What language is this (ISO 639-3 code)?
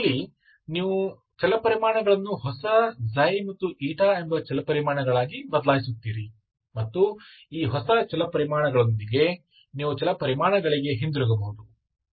kan